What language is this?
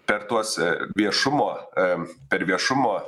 Lithuanian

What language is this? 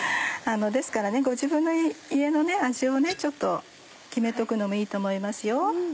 Japanese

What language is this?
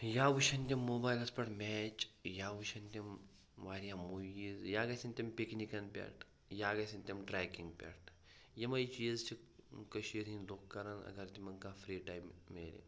Kashmiri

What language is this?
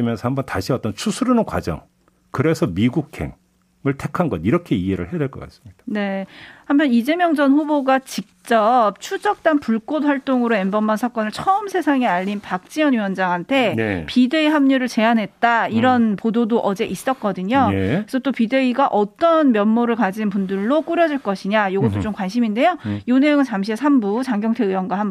Korean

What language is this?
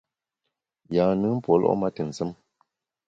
Bamun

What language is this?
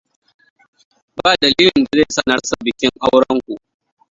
Hausa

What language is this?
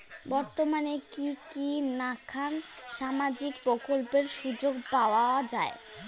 Bangla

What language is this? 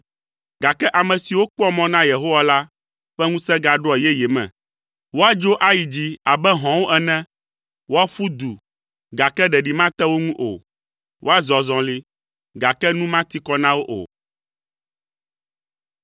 Ewe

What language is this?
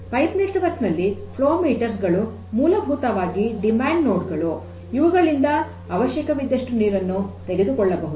Kannada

